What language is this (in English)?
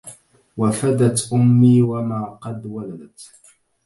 Arabic